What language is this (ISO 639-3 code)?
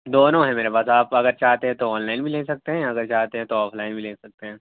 urd